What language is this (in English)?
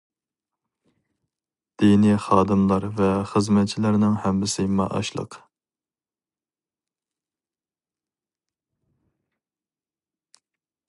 Uyghur